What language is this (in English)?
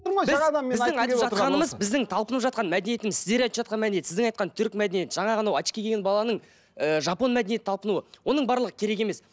Kazakh